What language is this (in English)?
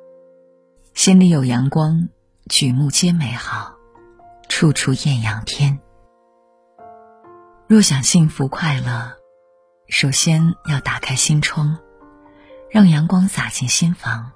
Chinese